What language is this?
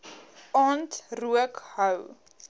Afrikaans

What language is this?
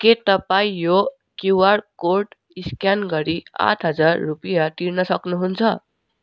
Nepali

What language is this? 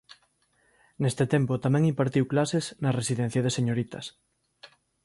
Galician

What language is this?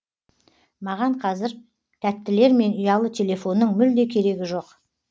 Kazakh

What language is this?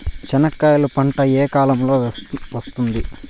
Telugu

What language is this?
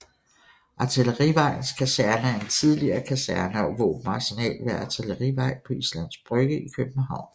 Danish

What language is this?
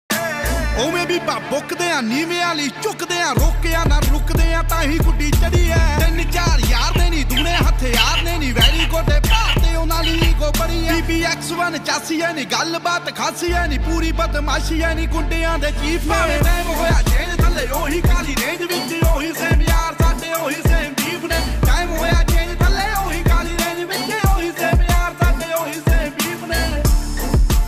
Arabic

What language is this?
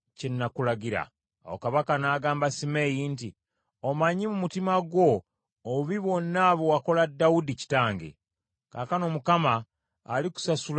Ganda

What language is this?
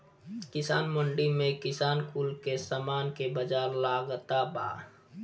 Bhojpuri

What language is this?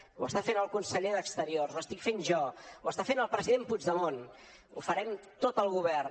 Catalan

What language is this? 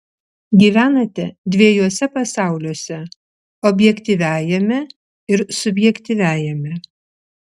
Lithuanian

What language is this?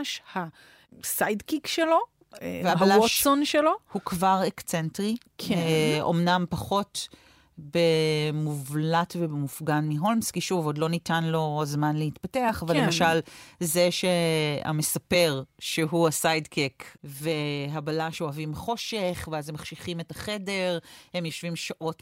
Hebrew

